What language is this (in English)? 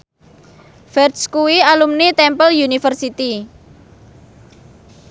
Javanese